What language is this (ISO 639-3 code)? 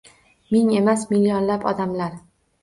uzb